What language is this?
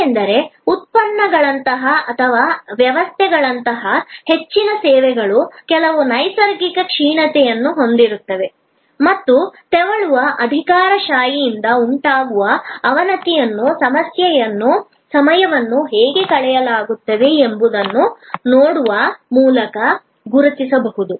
Kannada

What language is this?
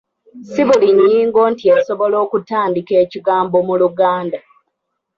Ganda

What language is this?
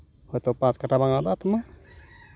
Santali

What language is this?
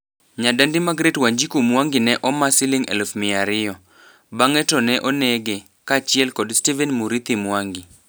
Luo (Kenya and Tanzania)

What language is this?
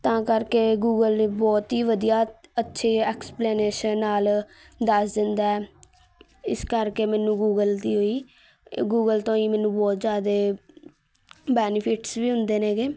Punjabi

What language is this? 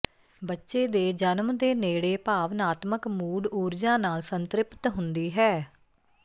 Punjabi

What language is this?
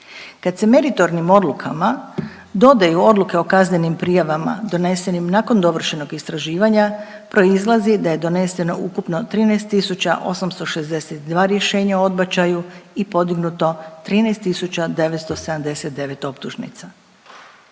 Croatian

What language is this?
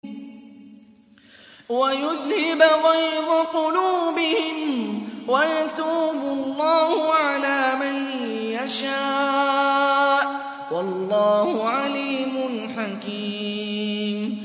Arabic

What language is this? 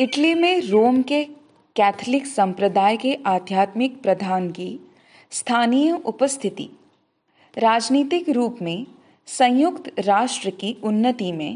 Hindi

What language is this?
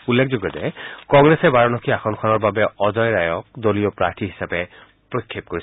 Assamese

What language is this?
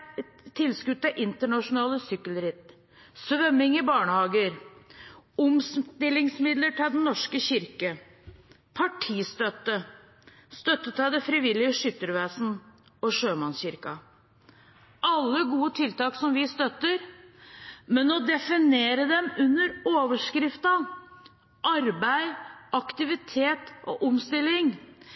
Norwegian Bokmål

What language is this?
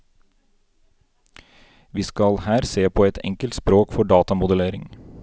Norwegian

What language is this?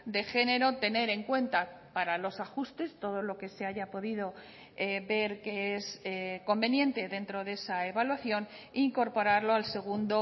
Spanish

